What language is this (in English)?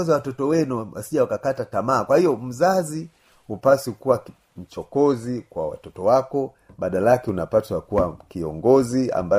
Swahili